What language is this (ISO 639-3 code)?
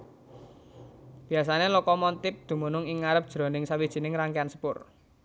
jav